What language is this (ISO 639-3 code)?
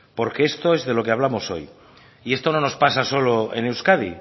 spa